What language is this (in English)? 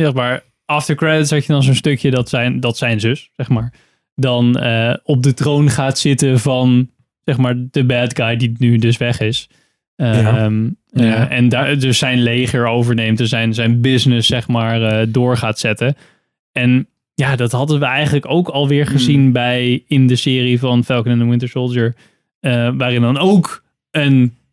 Dutch